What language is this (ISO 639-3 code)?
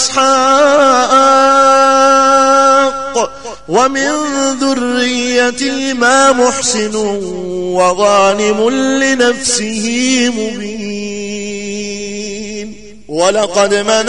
ara